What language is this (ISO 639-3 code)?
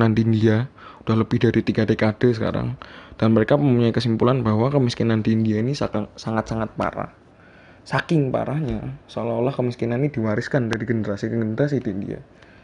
ind